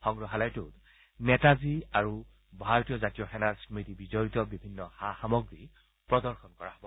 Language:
Assamese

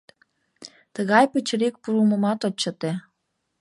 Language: Mari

